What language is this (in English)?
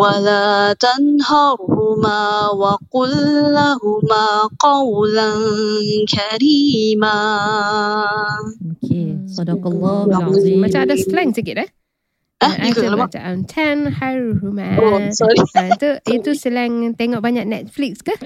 Malay